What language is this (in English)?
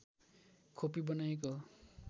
Nepali